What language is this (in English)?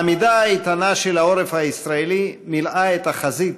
Hebrew